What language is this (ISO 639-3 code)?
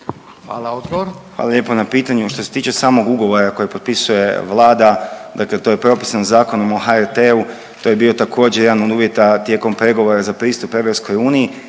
hrv